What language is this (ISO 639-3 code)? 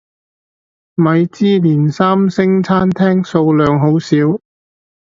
yue